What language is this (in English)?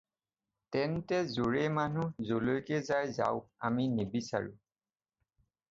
Assamese